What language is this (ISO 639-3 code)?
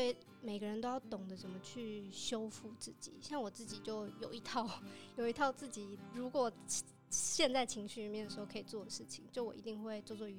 zho